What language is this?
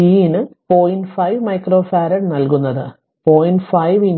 Malayalam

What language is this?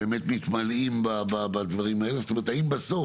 Hebrew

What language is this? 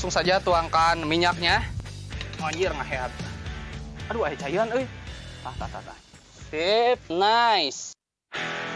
Indonesian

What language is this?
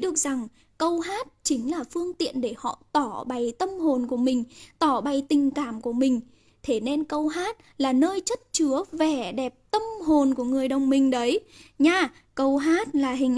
Vietnamese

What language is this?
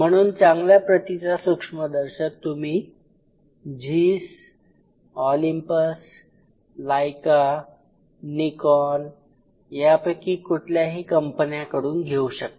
Marathi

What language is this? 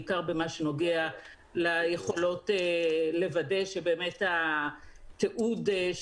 Hebrew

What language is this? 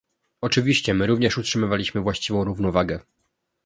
Polish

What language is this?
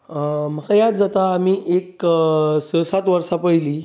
Konkani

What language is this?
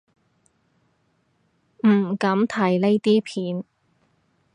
Cantonese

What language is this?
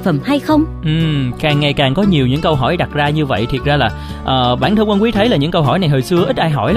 Vietnamese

